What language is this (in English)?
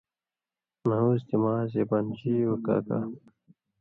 Indus Kohistani